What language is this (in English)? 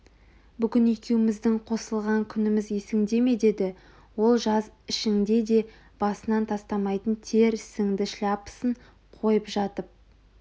Kazakh